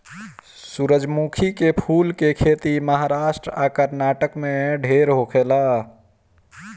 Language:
Bhojpuri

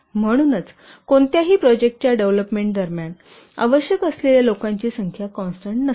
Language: Marathi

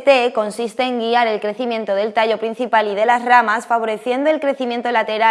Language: Spanish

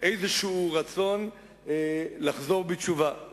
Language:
Hebrew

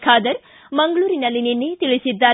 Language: Kannada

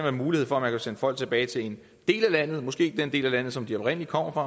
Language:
Danish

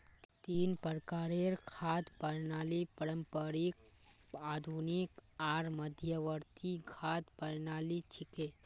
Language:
Magahi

